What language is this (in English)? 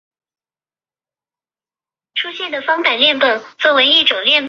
Chinese